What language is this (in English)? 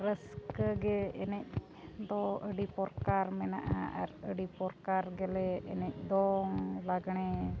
Santali